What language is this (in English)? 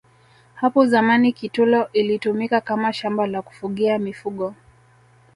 Swahili